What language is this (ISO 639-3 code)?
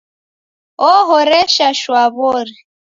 dav